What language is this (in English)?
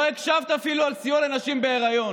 Hebrew